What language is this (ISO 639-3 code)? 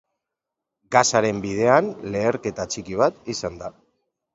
eus